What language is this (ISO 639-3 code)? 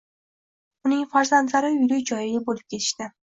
uzb